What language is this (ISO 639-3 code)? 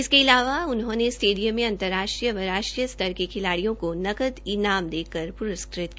hin